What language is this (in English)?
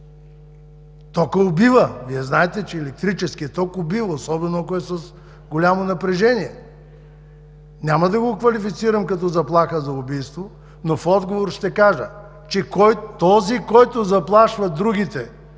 Bulgarian